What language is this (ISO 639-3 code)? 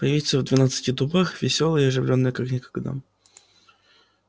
rus